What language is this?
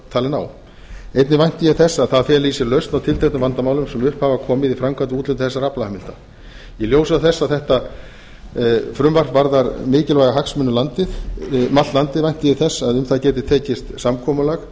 Icelandic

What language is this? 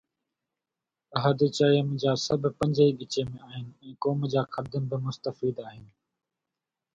Sindhi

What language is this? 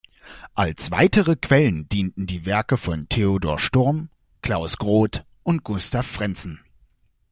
German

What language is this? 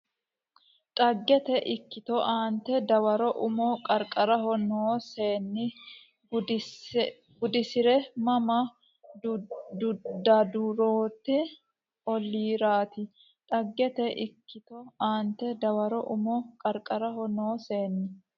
Sidamo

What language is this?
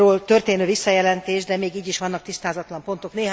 Hungarian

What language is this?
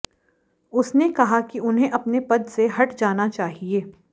Hindi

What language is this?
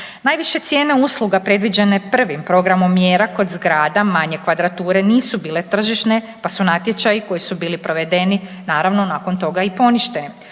Croatian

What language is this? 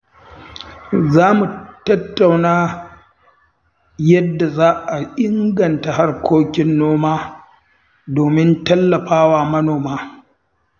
Hausa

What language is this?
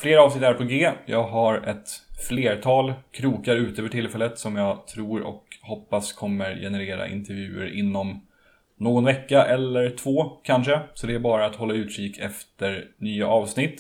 Swedish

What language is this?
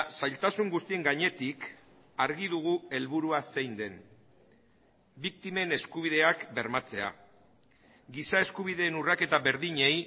Basque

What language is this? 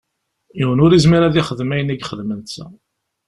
Kabyle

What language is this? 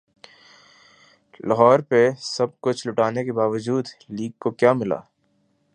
Urdu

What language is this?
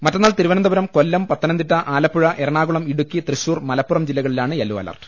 Malayalam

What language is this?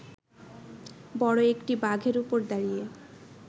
Bangla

